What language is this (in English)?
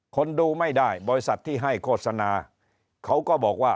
Thai